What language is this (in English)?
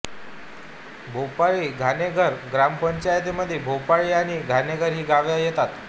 Marathi